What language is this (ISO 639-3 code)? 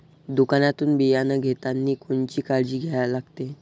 mar